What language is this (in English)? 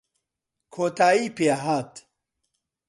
Central Kurdish